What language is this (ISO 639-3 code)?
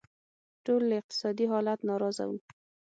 pus